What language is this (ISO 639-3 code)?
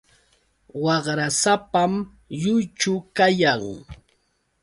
qux